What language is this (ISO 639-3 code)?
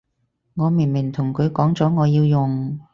yue